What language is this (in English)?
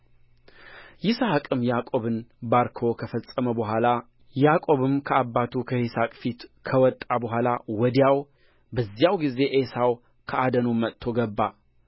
Amharic